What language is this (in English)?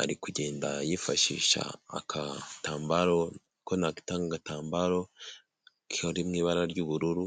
Kinyarwanda